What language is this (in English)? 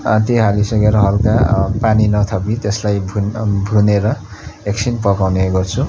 Nepali